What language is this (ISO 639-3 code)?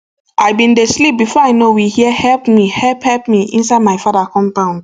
pcm